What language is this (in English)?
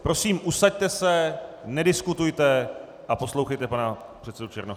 Czech